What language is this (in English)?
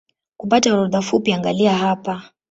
Swahili